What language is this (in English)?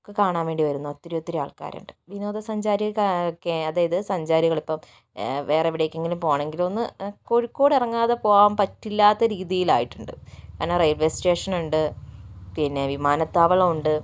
Malayalam